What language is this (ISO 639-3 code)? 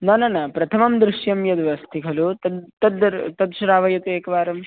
san